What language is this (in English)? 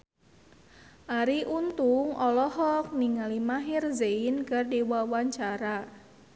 Sundanese